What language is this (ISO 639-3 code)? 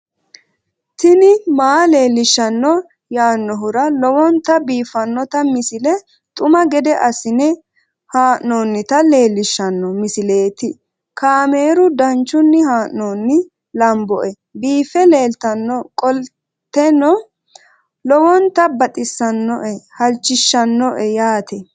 sid